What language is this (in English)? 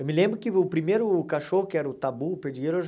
Portuguese